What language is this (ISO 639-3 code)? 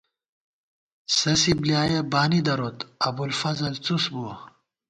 gwt